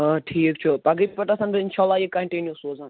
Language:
Kashmiri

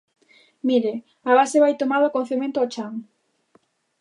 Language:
Galician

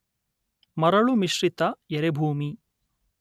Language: Kannada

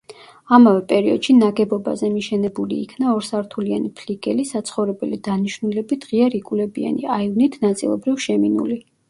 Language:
Georgian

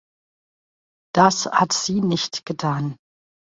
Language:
German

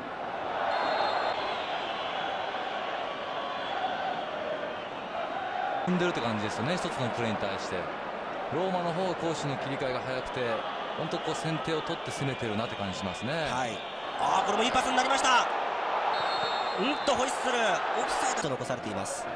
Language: Japanese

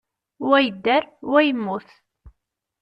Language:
Kabyle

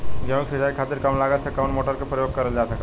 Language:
Bhojpuri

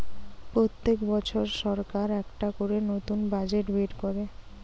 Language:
Bangla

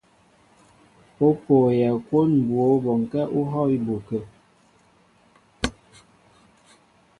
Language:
Mbo (Cameroon)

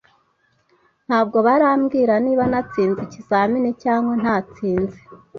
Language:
Kinyarwanda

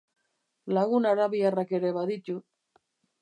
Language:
Basque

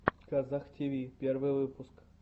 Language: Russian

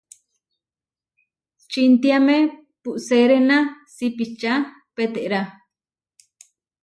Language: Huarijio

